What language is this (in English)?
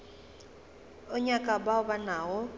Northern Sotho